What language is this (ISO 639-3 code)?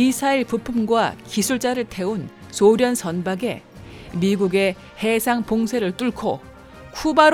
kor